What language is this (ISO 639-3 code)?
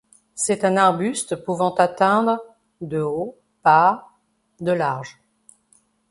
fra